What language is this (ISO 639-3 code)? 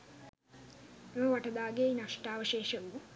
sin